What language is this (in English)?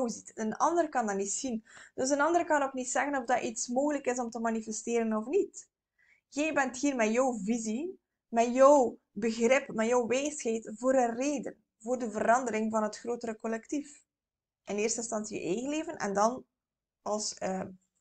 Dutch